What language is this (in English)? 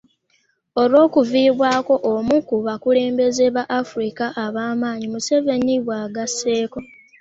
Ganda